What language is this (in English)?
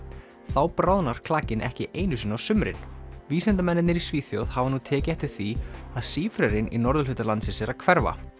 Icelandic